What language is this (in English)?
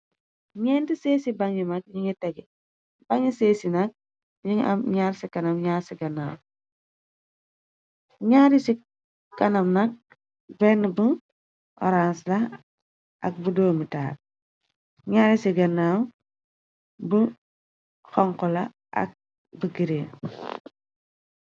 Wolof